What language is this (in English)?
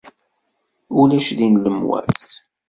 Kabyle